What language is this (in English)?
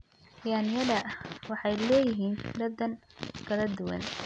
Somali